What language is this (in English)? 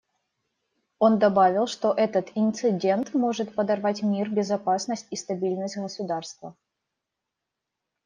Russian